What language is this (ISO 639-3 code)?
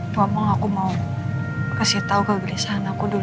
ind